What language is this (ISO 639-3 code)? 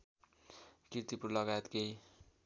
nep